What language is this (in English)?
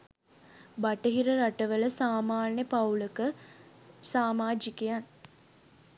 Sinhala